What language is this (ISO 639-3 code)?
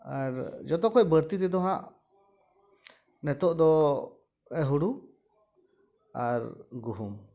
sat